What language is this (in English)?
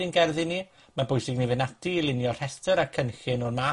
Welsh